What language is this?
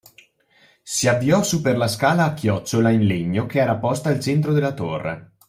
Italian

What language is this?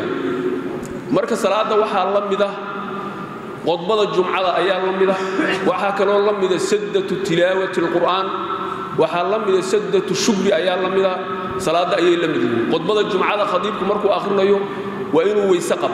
Arabic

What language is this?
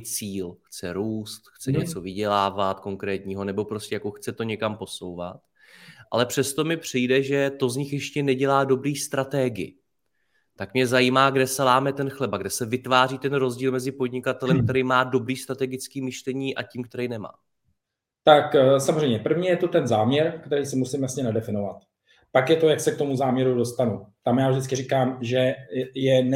Czech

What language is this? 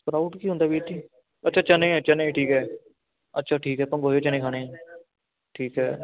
Punjabi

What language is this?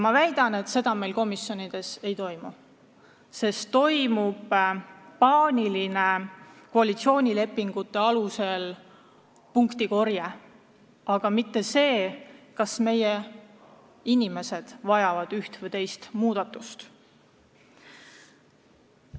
Estonian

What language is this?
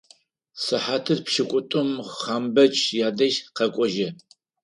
Adyghe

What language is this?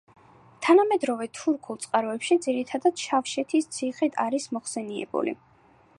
Georgian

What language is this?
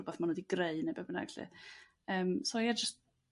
Welsh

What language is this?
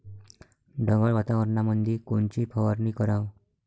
Marathi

